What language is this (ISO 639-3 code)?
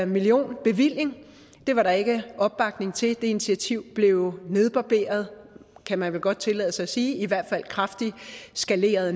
dan